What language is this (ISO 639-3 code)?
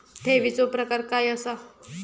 mar